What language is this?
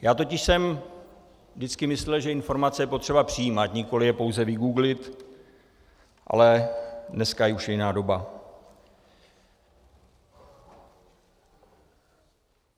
Czech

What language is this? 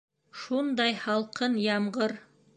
Bashkir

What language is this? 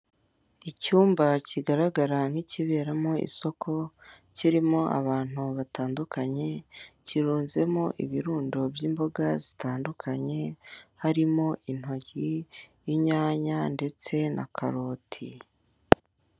Kinyarwanda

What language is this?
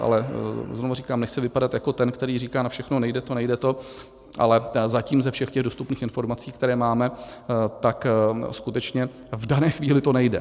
Czech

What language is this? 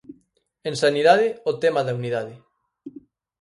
Galician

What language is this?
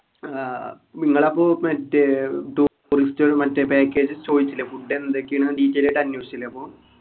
Malayalam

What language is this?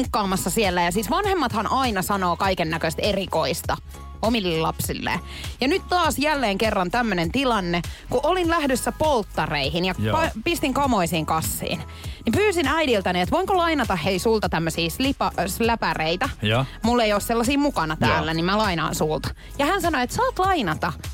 Finnish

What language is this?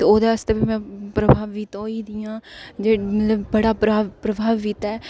Dogri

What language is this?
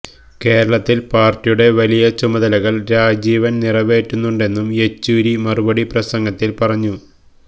Malayalam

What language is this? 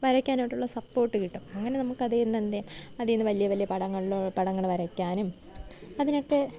Malayalam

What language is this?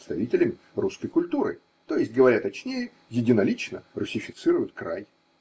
Russian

